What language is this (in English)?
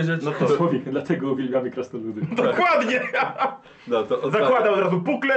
Polish